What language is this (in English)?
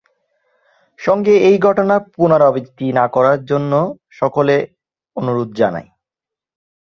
Bangla